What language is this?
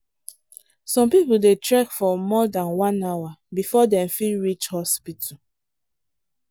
Nigerian Pidgin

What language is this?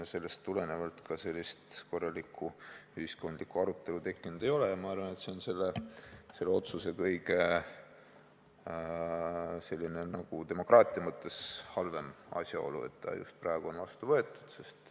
Estonian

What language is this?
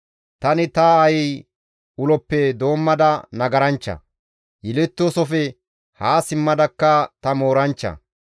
Gamo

